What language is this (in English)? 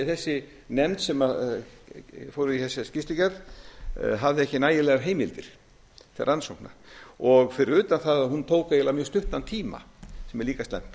Icelandic